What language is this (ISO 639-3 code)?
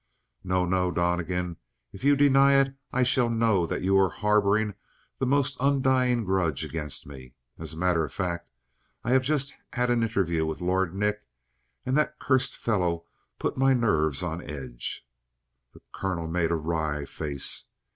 eng